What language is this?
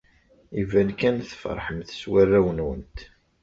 Kabyle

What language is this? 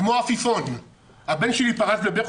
Hebrew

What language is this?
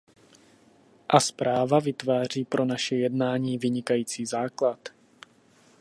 Czech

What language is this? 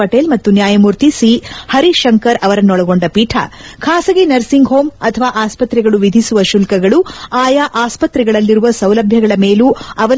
Kannada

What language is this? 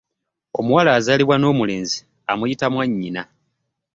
Ganda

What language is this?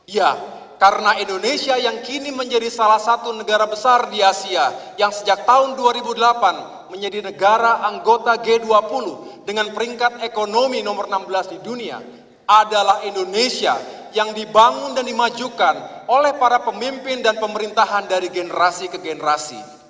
Indonesian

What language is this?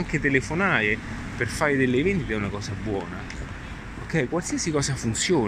Italian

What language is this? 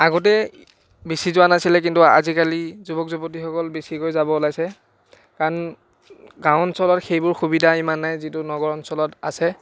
Assamese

